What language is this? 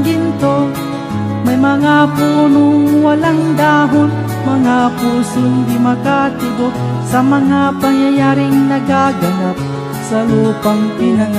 Indonesian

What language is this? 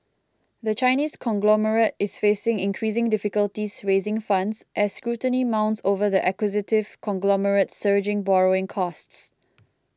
English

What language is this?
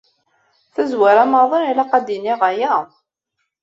Kabyle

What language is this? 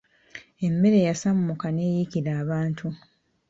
Ganda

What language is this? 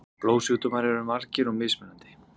Icelandic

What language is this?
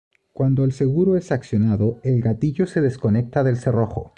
Spanish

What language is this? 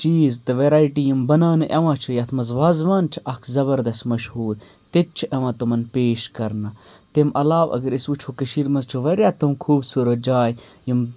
Kashmiri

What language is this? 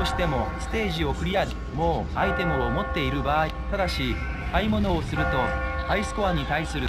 Japanese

